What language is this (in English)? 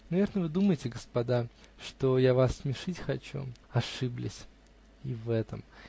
Russian